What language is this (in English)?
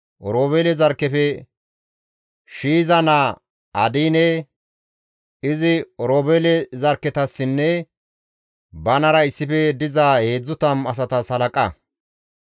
Gamo